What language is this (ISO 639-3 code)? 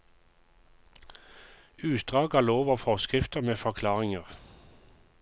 nor